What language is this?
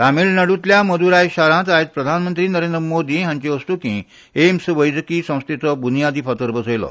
Konkani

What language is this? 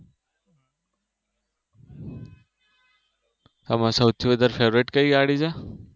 Gujarati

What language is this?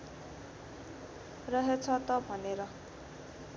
Nepali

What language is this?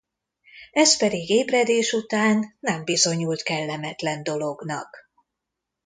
Hungarian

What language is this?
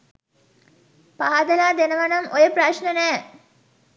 Sinhala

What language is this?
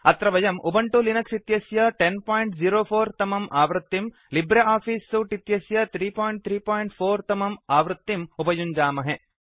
Sanskrit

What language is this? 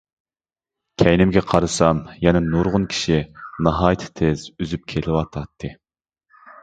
Uyghur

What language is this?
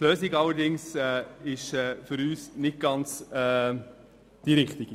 Swiss German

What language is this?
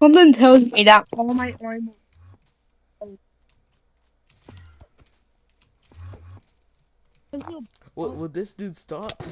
English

